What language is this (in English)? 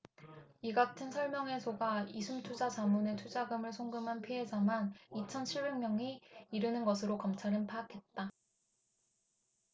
Korean